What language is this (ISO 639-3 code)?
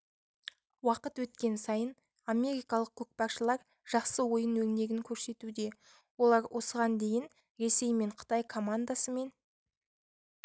kaz